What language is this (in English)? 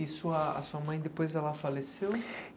Portuguese